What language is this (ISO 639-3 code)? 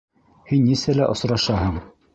bak